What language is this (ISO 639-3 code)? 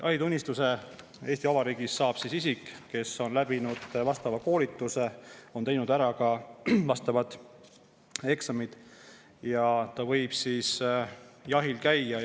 est